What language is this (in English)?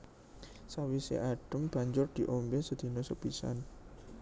Javanese